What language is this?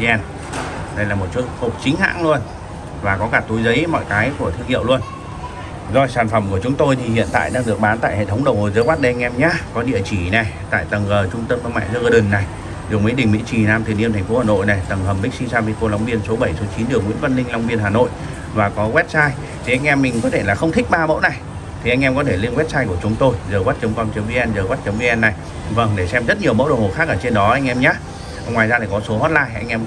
Vietnamese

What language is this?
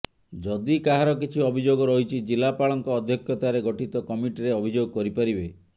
Odia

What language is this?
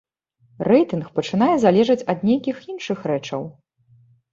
Belarusian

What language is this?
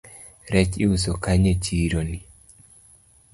Luo (Kenya and Tanzania)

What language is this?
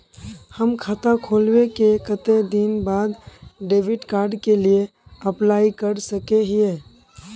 Magahi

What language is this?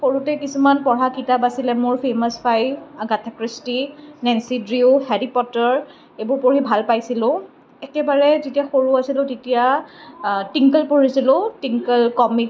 Assamese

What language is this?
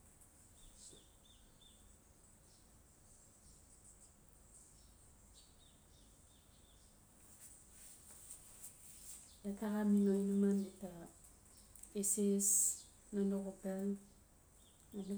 Notsi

